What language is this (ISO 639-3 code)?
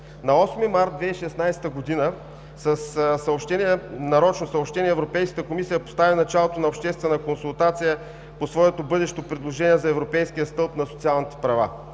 bul